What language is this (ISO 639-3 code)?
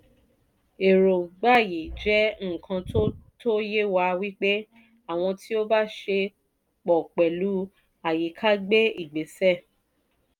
yor